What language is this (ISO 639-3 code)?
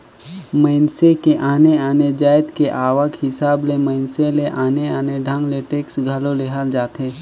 hne